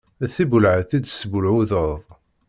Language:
Kabyle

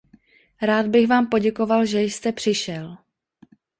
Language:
Czech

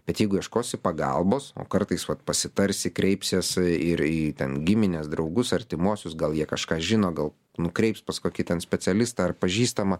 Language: Lithuanian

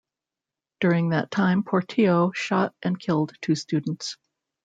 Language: English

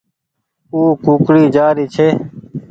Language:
Goaria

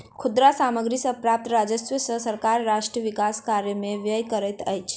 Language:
Maithili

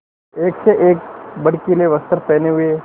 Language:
Hindi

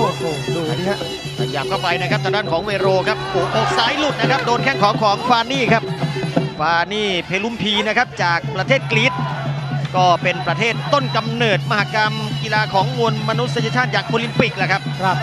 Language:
Thai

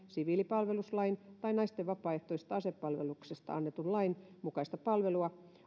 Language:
Finnish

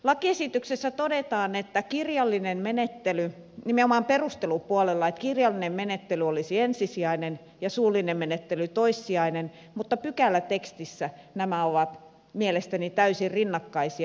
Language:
Finnish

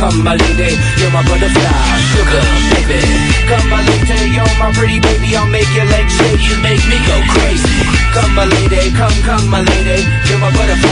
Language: Romanian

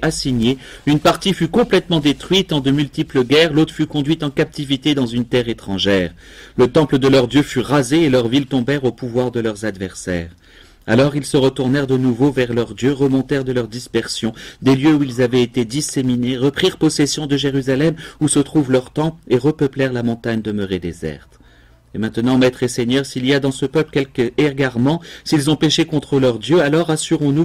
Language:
French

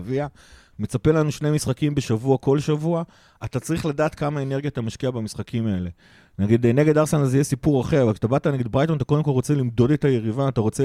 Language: Hebrew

